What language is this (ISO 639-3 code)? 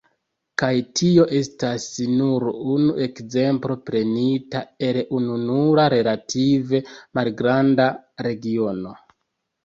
epo